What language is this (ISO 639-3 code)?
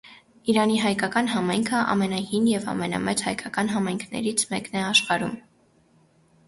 hye